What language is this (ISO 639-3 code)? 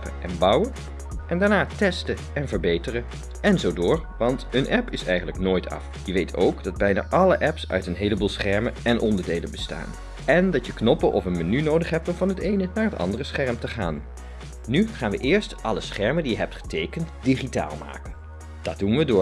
nld